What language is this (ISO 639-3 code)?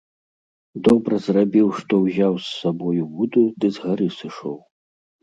bel